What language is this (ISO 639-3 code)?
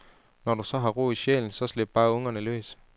dan